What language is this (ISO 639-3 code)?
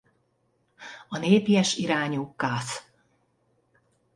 hun